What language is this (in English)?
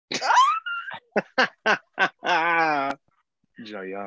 Welsh